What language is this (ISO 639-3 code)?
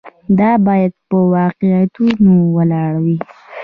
pus